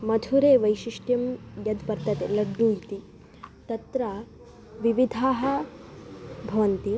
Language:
Sanskrit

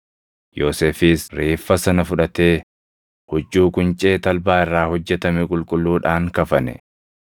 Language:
Oromo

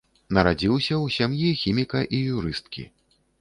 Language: Belarusian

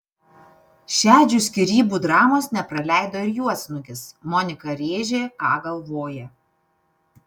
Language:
Lithuanian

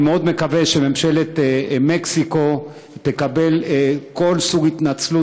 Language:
Hebrew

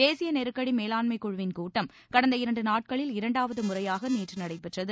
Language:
Tamil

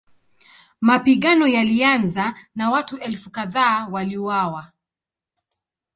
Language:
Swahili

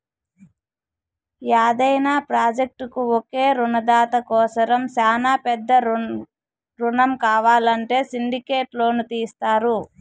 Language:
Telugu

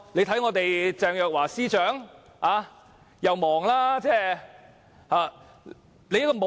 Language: Cantonese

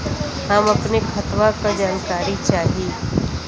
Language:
Bhojpuri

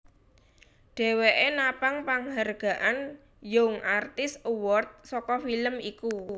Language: Javanese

